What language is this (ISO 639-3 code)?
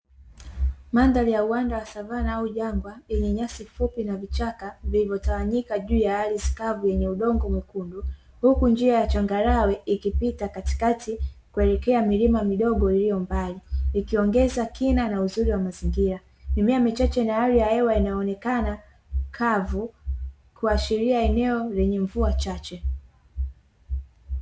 swa